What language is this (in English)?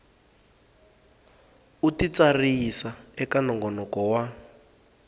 Tsonga